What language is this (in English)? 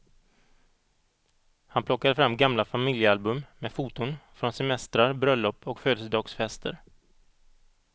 Swedish